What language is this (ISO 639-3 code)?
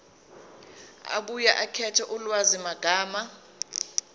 zul